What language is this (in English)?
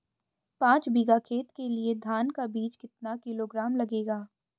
Hindi